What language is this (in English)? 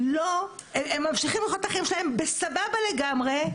Hebrew